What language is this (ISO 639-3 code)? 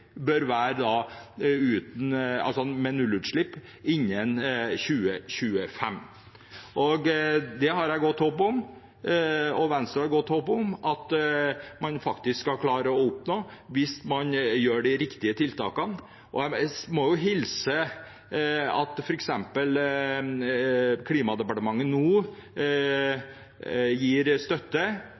nob